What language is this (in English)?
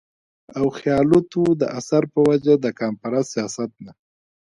Pashto